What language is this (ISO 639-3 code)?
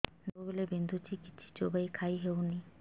ori